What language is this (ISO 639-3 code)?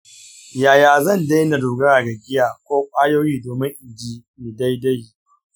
hau